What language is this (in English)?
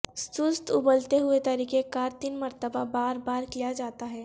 Urdu